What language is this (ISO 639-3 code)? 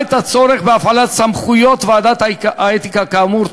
heb